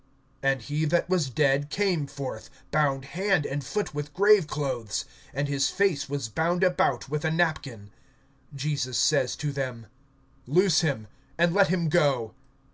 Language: English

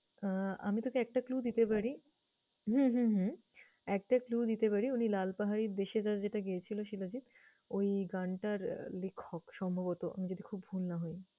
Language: Bangla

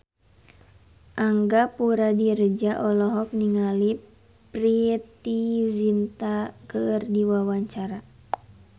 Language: Sundanese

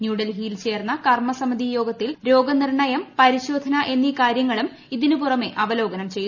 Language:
Malayalam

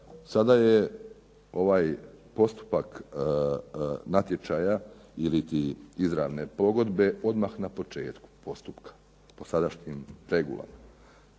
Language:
Croatian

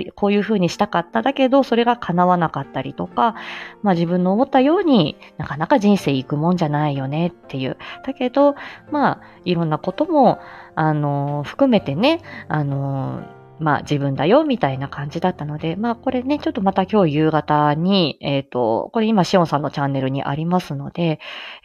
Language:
Japanese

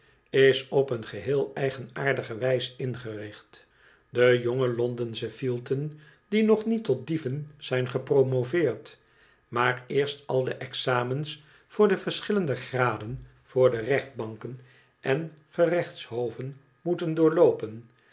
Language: Dutch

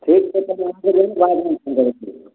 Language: Maithili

